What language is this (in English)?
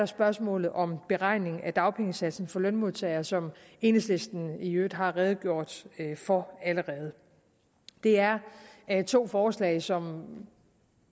Danish